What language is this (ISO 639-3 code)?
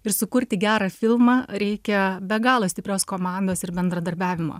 lit